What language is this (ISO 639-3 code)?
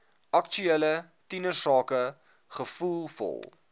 afr